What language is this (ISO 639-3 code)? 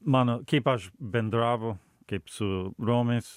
lit